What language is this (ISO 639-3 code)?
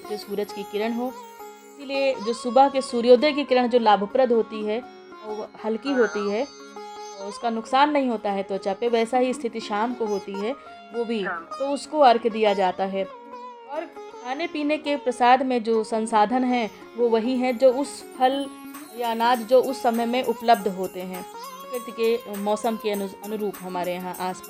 hin